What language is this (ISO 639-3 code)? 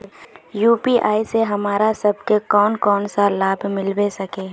mag